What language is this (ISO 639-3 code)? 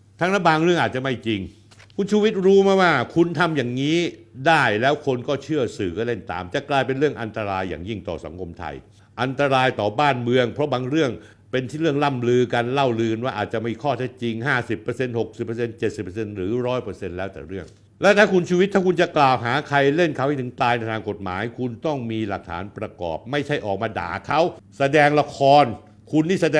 tha